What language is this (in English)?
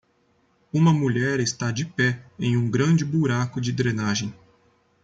Portuguese